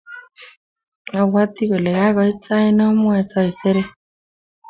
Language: Kalenjin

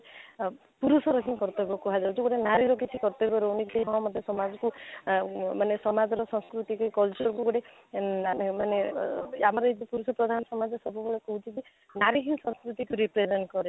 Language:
Odia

